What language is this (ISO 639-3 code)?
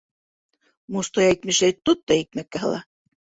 bak